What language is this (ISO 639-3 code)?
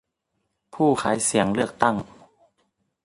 tha